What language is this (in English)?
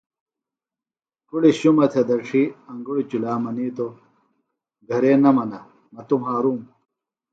Phalura